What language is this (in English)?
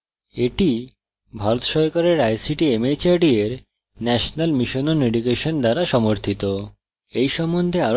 Bangla